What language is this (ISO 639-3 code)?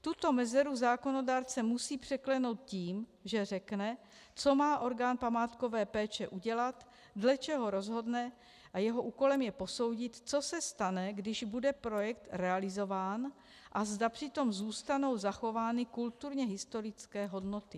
ces